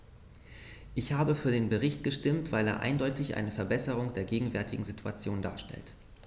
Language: German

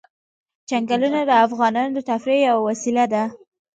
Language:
Pashto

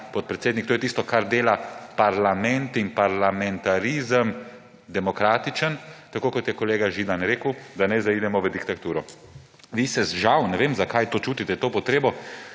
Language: Slovenian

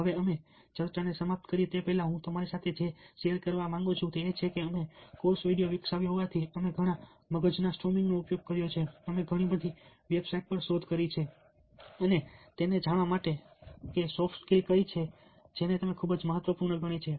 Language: Gujarati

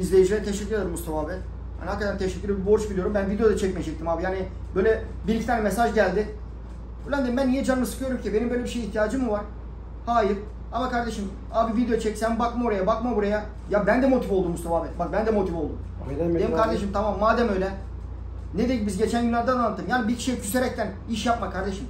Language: Turkish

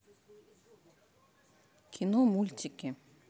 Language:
Russian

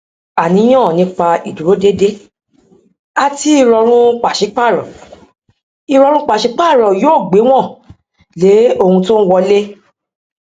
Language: Yoruba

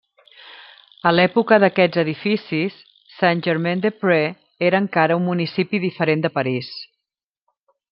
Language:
Catalan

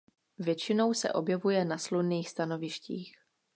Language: Czech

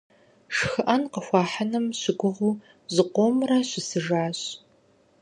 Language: Kabardian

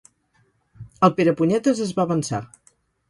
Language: Catalan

